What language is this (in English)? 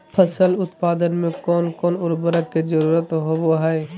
Magahi